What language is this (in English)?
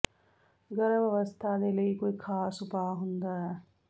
Punjabi